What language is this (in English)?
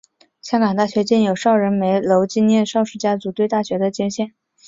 Chinese